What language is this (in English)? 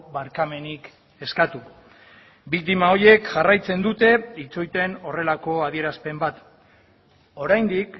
Basque